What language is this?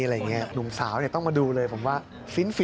Thai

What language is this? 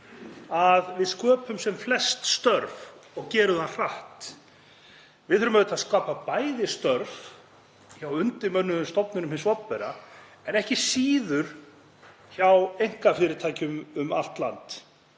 Icelandic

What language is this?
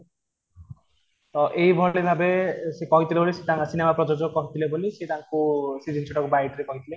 Odia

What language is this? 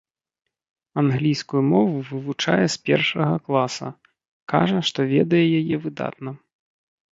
Belarusian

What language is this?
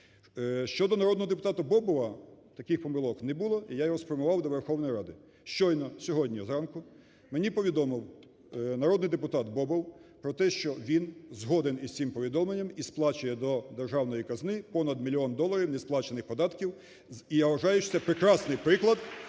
Ukrainian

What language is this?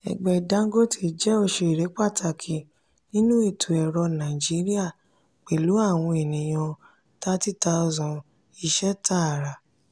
Yoruba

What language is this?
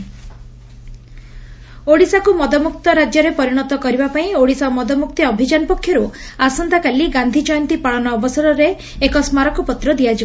Odia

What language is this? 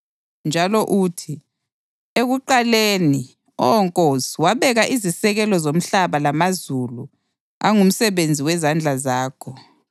North Ndebele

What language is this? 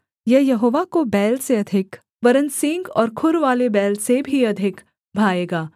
Hindi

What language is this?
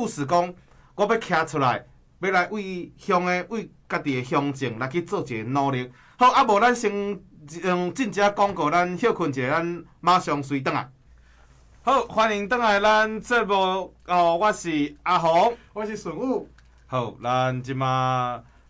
Chinese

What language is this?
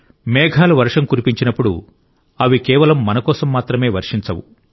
Telugu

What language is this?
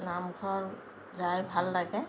Assamese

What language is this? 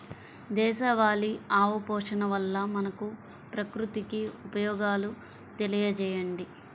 Telugu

